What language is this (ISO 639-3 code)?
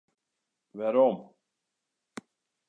fry